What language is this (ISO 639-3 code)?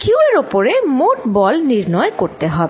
ben